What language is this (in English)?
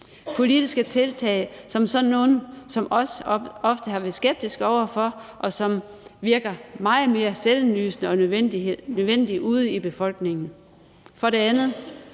Danish